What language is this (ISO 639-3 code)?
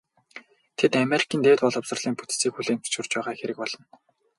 mon